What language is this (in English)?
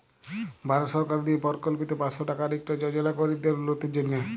Bangla